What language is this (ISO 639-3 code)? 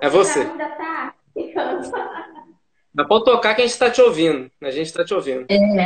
por